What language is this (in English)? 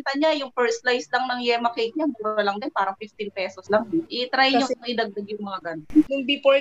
Filipino